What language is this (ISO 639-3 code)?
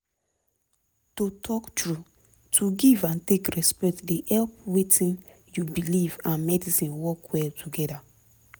pcm